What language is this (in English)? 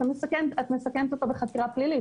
Hebrew